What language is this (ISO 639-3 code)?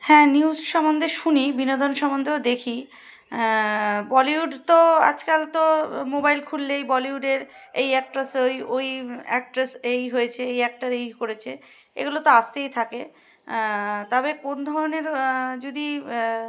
ben